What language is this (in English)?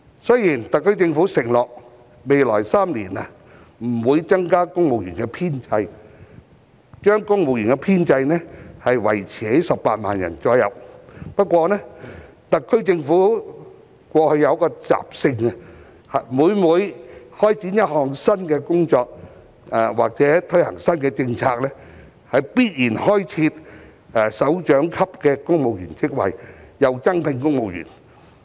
Cantonese